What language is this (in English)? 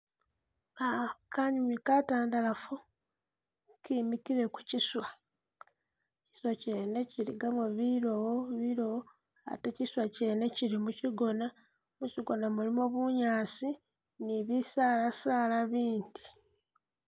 Masaaba